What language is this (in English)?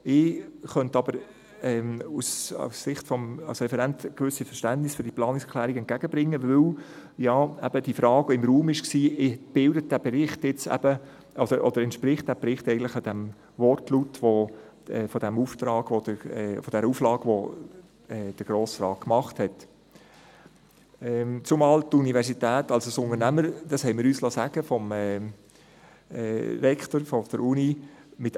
Swiss German